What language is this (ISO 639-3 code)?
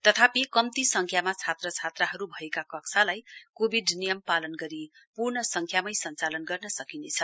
nep